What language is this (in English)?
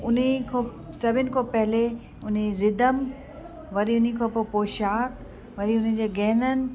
Sindhi